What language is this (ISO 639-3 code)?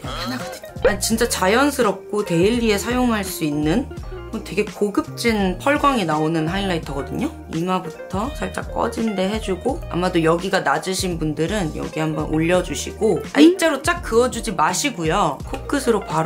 kor